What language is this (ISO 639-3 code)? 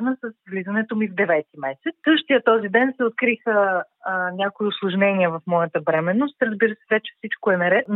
bul